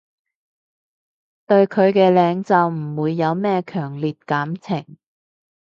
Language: Cantonese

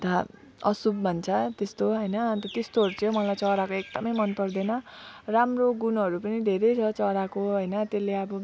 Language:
Nepali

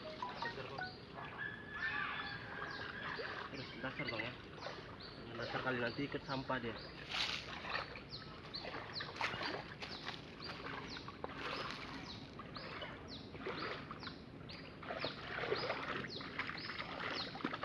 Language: Indonesian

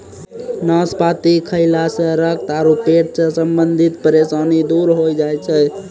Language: Maithili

